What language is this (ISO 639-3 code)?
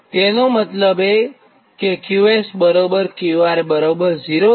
guj